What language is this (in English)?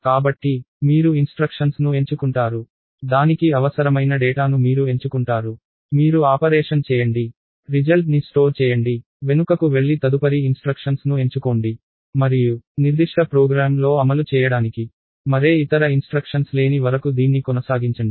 Telugu